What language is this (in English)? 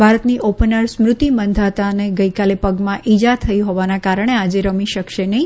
Gujarati